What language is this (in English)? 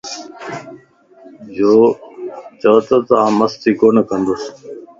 Lasi